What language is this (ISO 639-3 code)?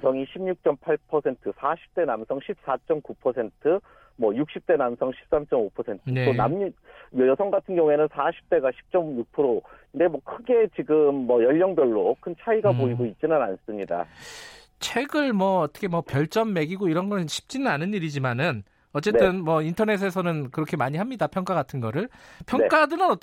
kor